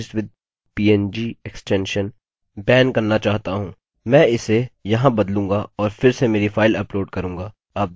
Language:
Hindi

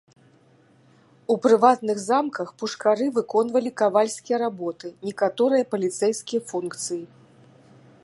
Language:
Belarusian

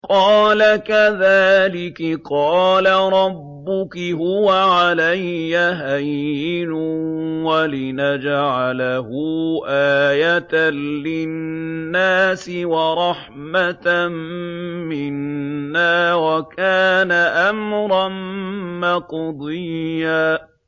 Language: Arabic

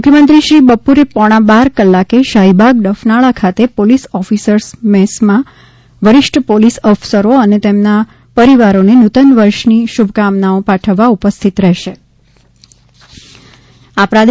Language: Gujarati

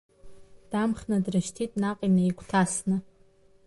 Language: Abkhazian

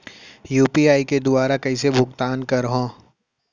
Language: Chhattisgarhi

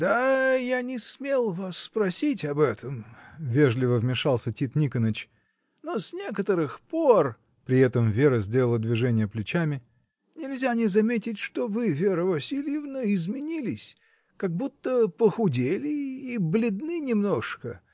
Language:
Russian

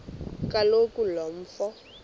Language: Xhosa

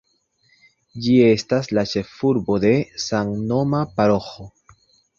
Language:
Esperanto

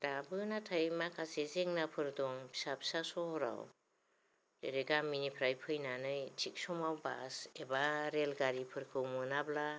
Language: Bodo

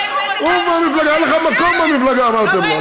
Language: Hebrew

